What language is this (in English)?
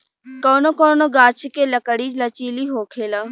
Bhojpuri